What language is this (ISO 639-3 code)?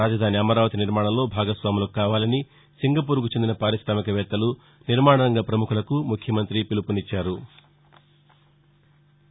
tel